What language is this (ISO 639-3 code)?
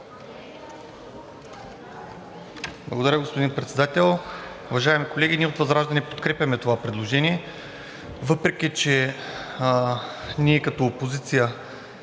bul